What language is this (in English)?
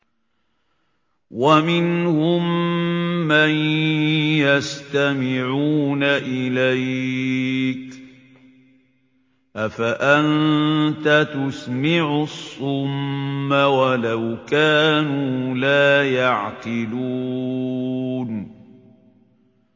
Arabic